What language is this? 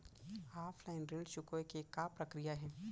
Chhattisgarhi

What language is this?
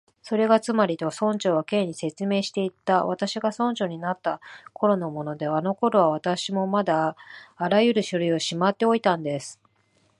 Japanese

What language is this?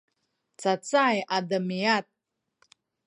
Sakizaya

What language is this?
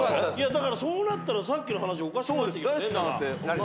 Japanese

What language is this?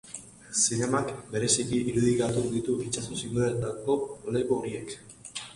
Basque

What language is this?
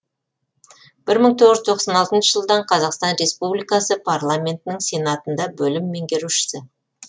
Kazakh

